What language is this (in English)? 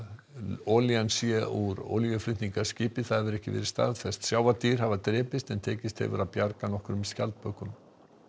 Icelandic